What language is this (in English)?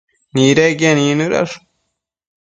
Matsés